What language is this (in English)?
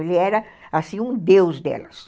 Portuguese